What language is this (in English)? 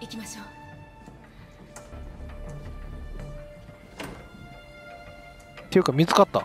Japanese